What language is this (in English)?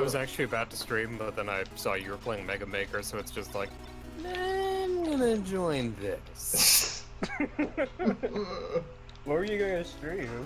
English